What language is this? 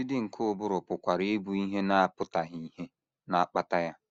Igbo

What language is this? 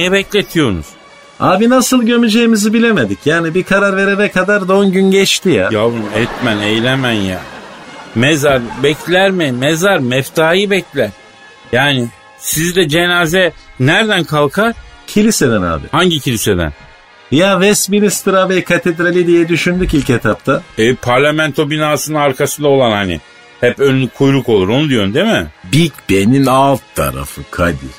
Turkish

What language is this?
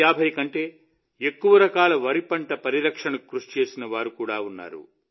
Telugu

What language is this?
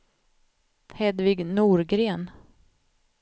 Swedish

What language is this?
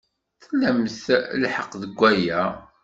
Kabyle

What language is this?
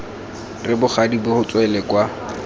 Tswana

